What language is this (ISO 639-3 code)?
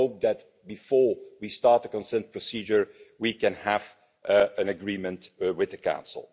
eng